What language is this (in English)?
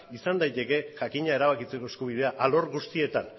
Basque